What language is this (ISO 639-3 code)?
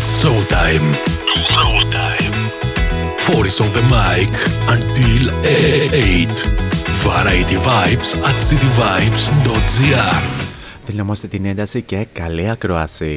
ell